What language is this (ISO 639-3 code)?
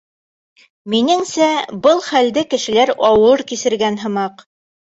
bak